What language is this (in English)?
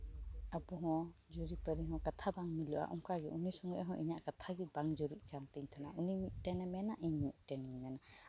Santali